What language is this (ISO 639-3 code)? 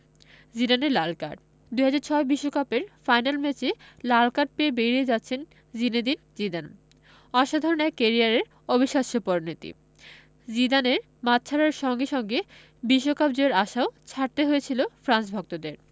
ben